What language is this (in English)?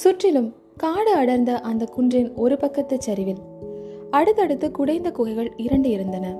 Tamil